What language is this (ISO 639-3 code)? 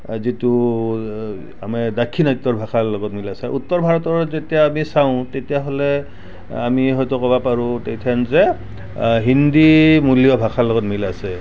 asm